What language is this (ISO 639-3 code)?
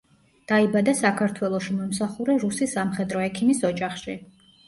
kat